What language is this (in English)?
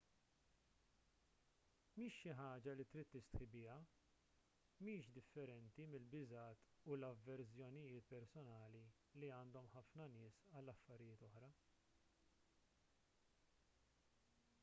Maltese